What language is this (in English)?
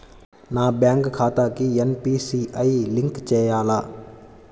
Telugu